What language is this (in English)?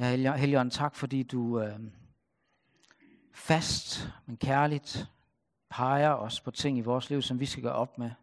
Danish